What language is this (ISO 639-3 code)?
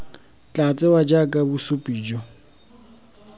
tsn